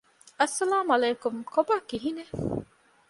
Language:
Divehi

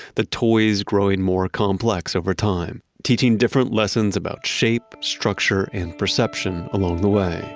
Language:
English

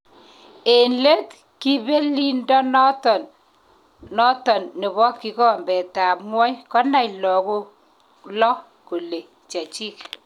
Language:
Kalenjin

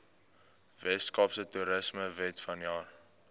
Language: Afrikaans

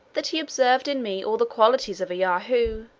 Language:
English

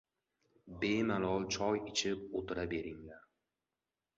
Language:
Uzbek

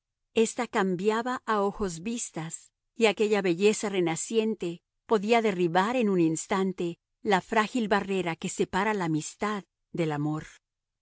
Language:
Spanish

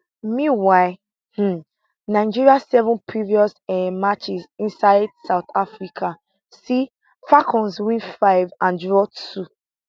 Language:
Nigerian Pidgin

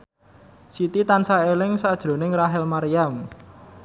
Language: Javanese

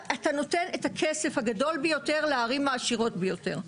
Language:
Hebrew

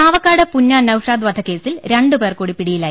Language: Malayalam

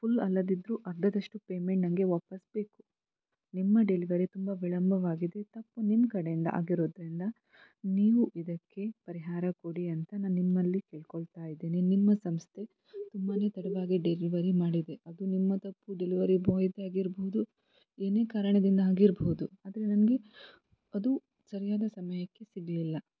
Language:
Kannada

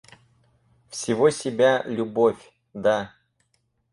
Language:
Russian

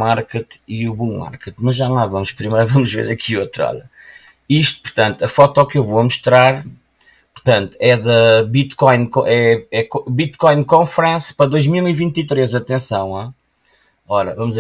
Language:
Portuguese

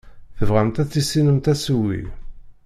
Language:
Kabyle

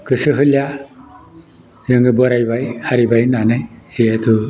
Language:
Bodo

